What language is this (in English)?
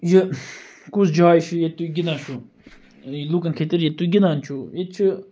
Kashmiri